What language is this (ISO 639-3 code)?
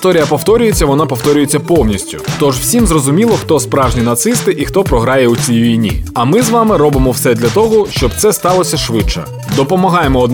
ukr